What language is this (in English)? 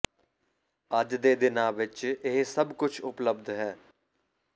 Punjabi